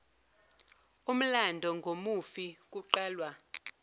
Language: Zulu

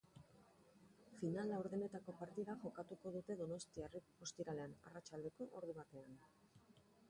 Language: Basque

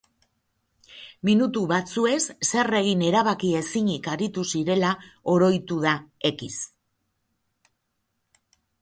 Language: Basque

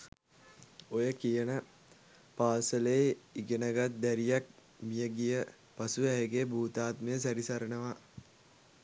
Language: Sinhala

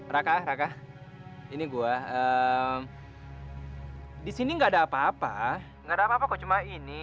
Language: Indonesian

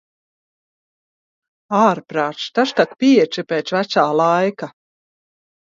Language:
Latvian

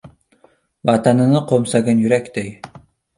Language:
Uzbek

